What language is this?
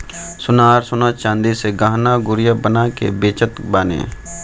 Bhojpuri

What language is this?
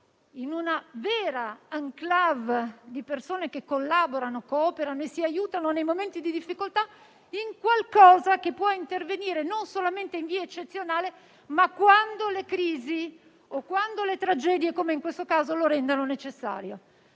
Italian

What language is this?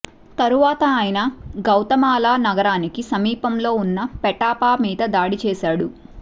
Telugu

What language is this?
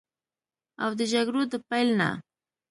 Pashto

